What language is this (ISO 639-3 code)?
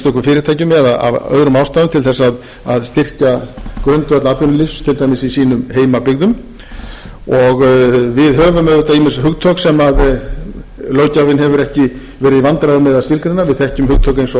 isl